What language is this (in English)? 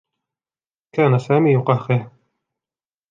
Arabic